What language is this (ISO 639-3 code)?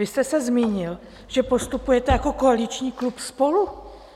ces